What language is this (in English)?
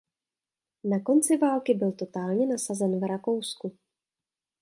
Czech